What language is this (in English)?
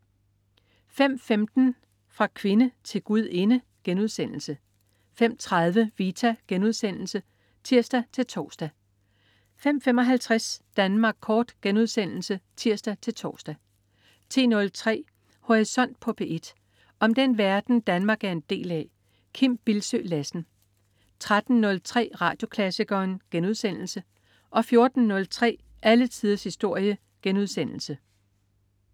Danish